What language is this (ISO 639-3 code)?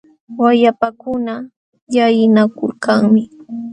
qxw